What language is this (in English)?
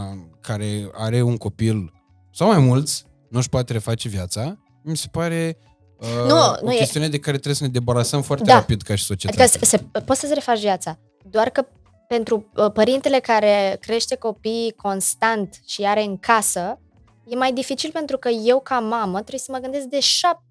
Romanian